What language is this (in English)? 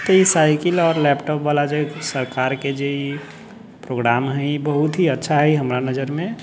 Maithili